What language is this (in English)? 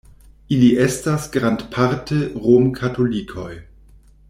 Esperanto